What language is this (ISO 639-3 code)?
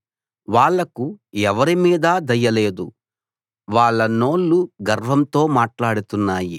tel